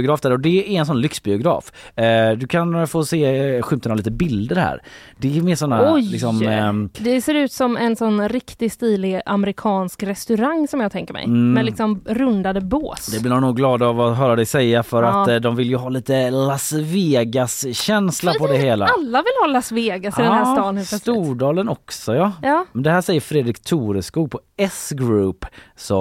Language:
Swedish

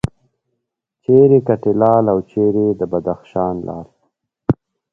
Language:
Pashto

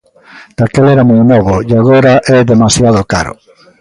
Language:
Galician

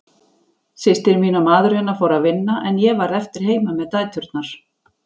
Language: Icelandic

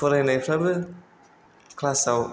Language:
Bodo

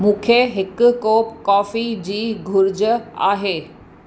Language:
Sindhi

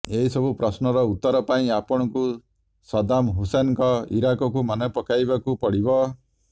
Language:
Odia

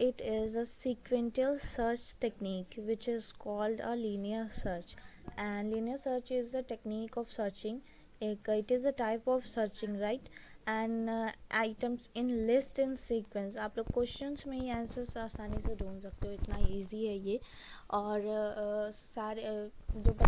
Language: English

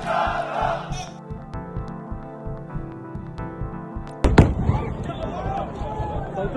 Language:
Arabic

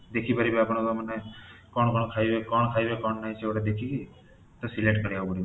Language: Odia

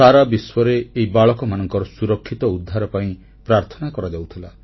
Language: Odia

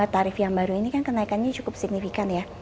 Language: Indonesian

